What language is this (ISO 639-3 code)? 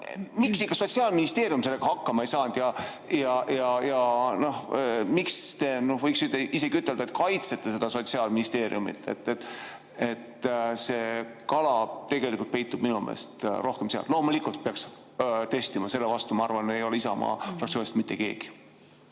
est